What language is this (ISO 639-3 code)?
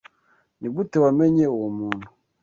kin